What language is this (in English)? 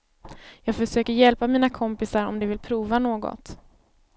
Swedish